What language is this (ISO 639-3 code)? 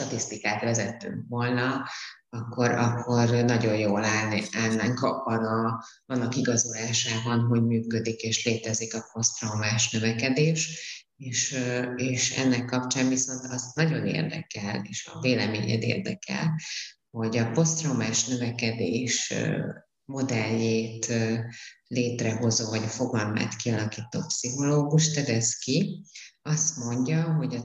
hun